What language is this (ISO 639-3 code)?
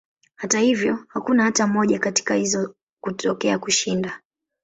swa